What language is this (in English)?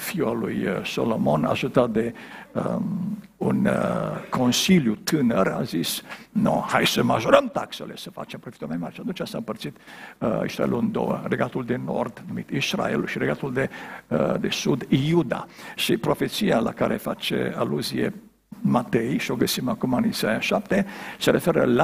Romanian